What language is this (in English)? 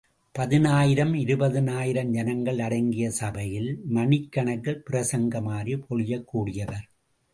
Tamil